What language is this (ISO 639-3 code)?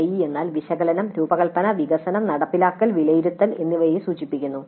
mal